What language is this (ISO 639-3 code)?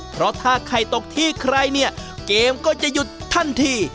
tha